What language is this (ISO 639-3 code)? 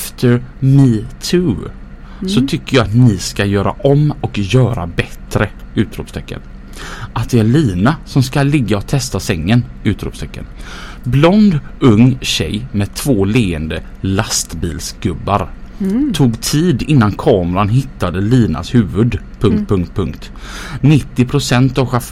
swe